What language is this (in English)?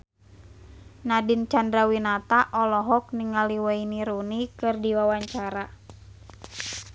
Sundanese